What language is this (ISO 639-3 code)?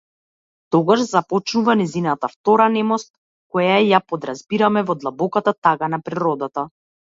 mkd